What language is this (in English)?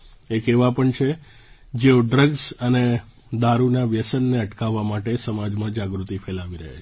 Gujarati